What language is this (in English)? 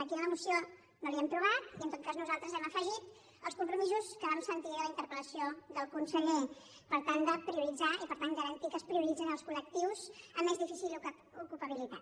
Catalan